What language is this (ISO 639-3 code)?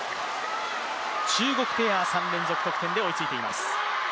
jpn